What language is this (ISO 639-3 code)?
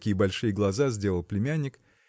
rus